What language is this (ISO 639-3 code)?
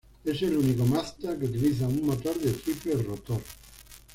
spa